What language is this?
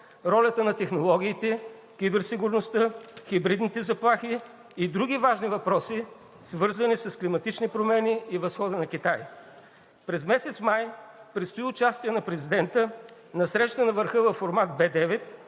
Bulgarian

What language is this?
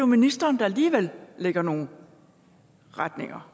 Danish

